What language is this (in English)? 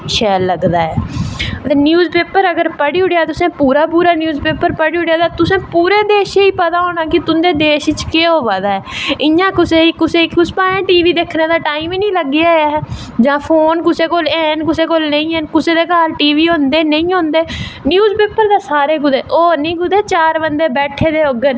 Dogri